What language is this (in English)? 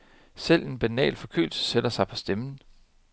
Danish